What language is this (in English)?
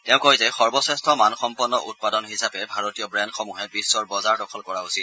Assamese